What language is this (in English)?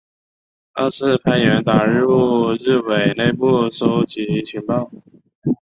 Chinese